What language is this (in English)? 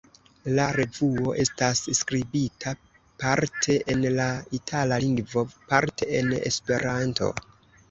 Esperanto